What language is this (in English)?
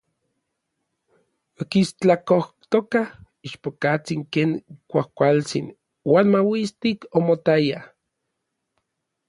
Orizaba Nahuatl